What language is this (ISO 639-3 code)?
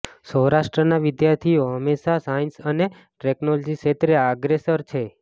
guj